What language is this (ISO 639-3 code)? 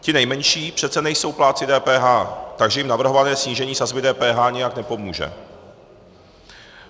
ces